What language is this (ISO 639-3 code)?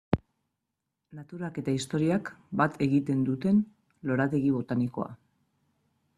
eus